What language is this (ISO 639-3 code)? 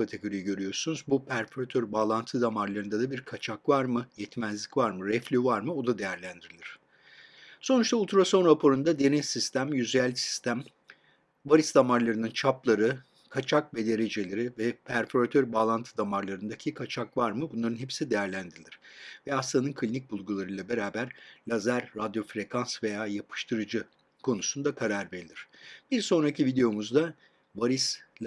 tur